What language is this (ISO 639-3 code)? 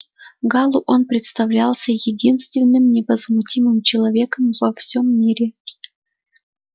rus